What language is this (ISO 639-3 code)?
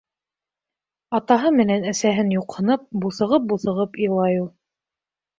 bak